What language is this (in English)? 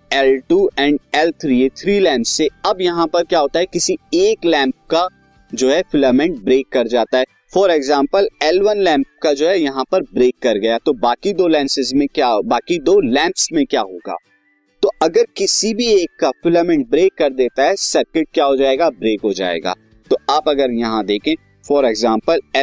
Hindi